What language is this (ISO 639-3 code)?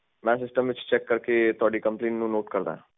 pan